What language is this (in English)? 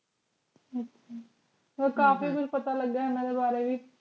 Punjabi